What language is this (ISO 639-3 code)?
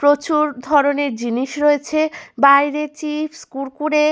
ben